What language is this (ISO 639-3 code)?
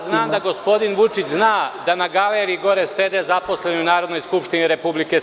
srp